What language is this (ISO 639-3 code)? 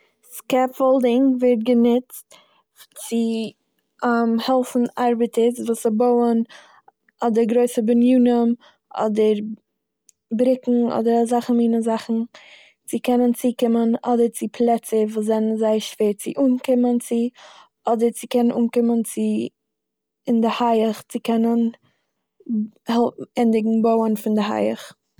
yid